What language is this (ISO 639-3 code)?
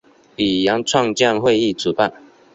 zho